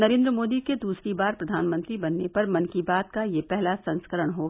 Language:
Hindi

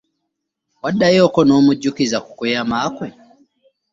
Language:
Ganda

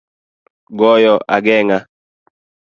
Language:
Luo (Kenya and Tanzania)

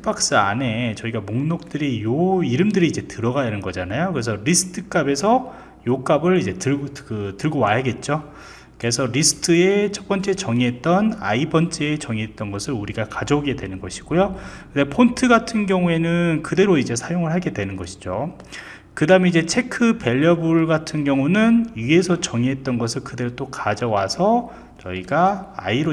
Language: Korean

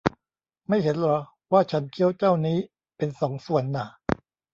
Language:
Thai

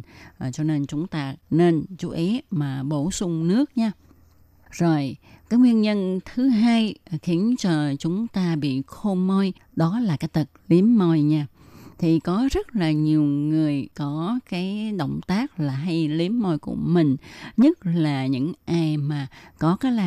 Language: Vietnamese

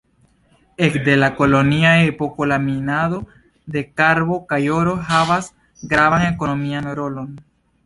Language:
Esperanto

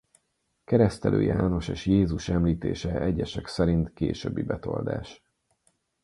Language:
Hungarian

